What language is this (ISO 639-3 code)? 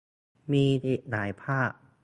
tha